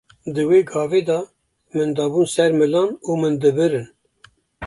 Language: Kurdish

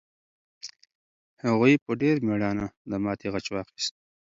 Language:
Pashto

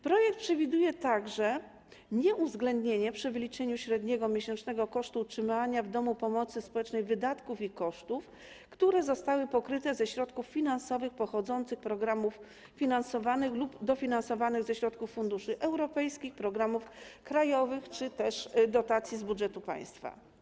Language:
Polish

